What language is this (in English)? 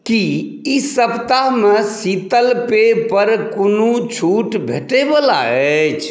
Maithili